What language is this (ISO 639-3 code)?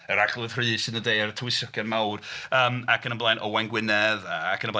cym